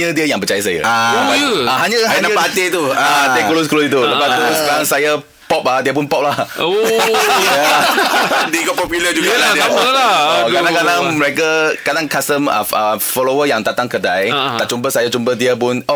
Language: Malay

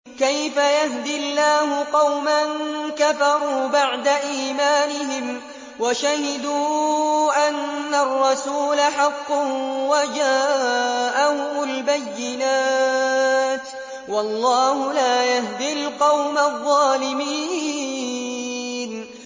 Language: Arabic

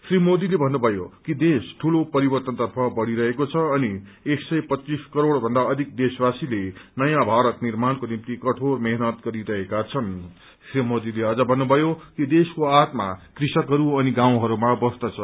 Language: Nepali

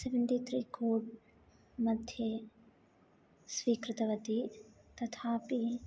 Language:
Sanskrit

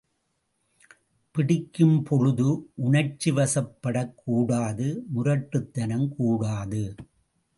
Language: Tamil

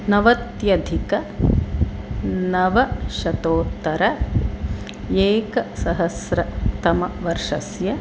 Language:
Sanskrit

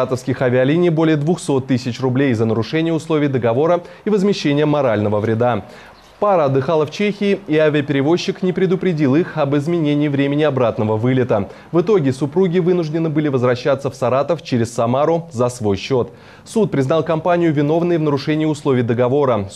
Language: Russian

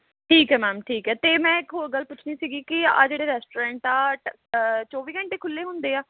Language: Punjabi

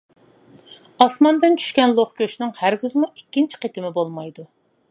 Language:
Uyghur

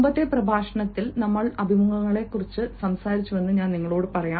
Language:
Malayalam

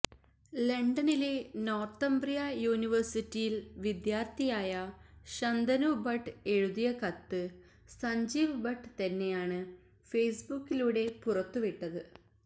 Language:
Malayalam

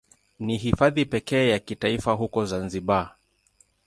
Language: Swahili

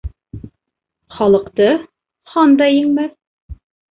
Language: Bashkir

